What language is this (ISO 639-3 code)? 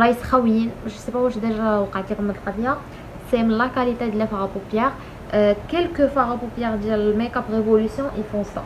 fra